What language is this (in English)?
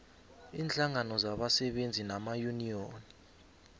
South Ndebele